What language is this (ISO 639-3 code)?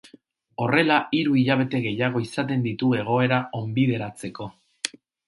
eus